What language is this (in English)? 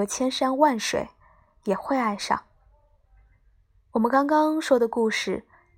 Chinese